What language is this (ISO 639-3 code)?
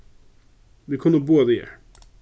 fao